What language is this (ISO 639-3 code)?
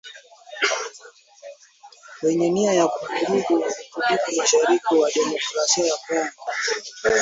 swa